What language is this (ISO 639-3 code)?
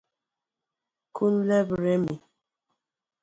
ibo